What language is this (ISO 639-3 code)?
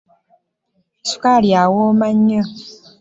lug